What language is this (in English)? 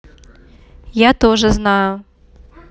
Russian